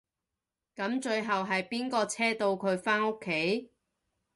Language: Cantonese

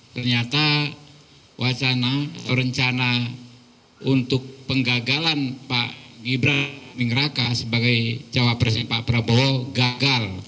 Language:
Indonesian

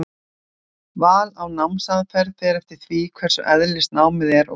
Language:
Icelandic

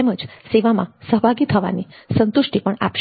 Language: Gujarati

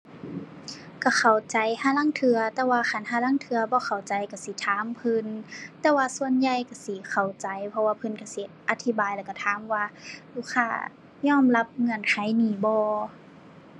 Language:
Thai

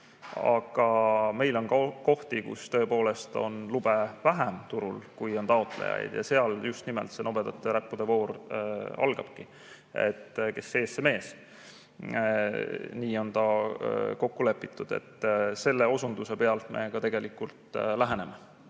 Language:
Estonian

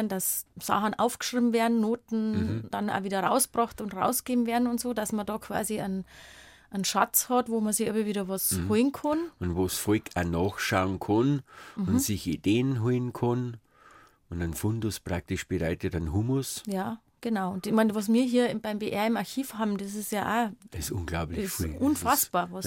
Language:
German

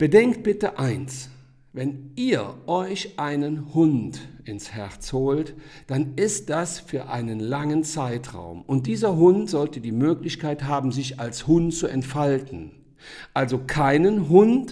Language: German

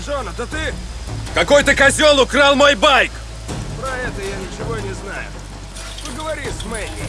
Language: Russian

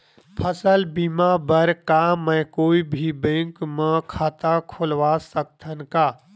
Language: Chhattisgarhi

